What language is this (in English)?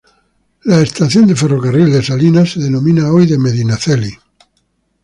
Spanish